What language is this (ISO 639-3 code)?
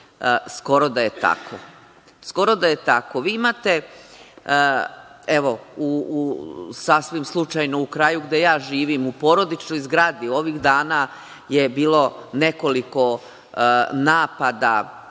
srp